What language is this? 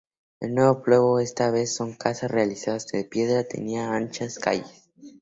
Spanish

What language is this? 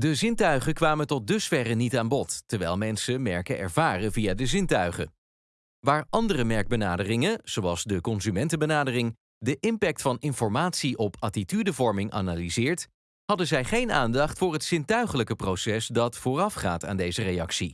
Dutch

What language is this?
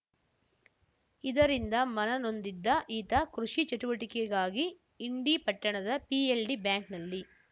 Kannada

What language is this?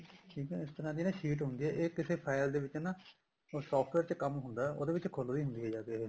Punjabi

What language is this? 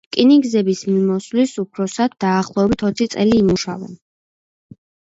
Georgian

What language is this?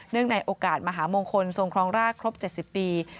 Thai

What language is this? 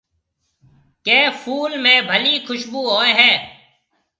Marwari (Pakistan)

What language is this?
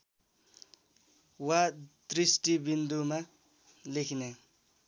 Nepali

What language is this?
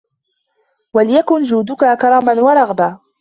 Arabic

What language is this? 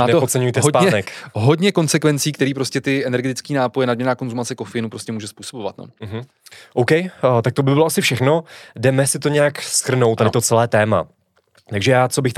Czech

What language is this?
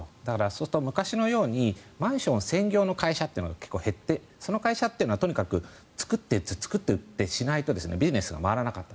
Japanese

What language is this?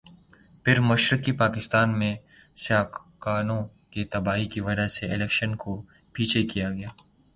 Urdu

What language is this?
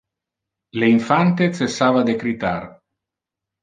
Interlingua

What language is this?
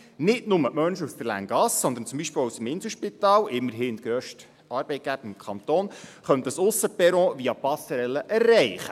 Swiss German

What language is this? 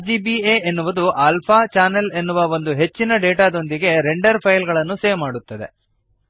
Kannada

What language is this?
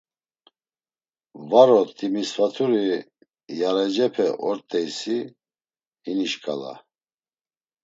Laz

